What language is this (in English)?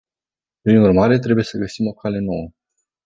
Romanian